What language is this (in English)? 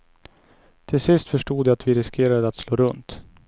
Swedish